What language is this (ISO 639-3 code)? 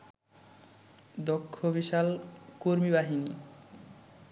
ben